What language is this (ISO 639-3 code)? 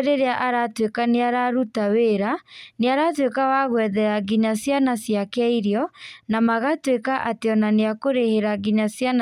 kik